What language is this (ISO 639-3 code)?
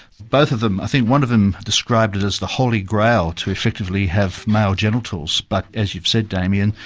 eng